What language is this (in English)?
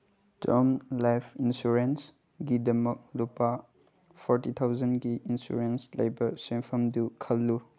Manipuri